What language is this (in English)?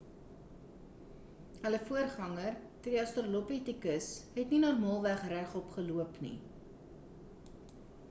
Afrikaans